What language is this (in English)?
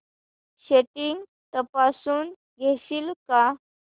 Marathi